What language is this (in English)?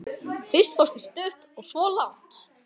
Icelandic